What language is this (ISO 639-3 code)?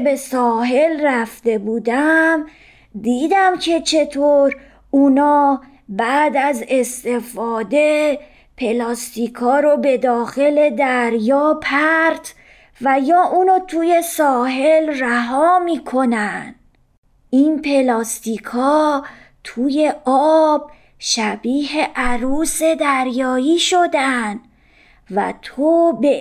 fas